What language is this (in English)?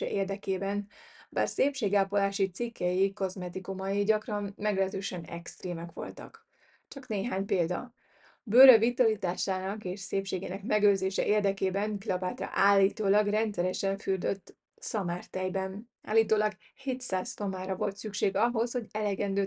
Hungarian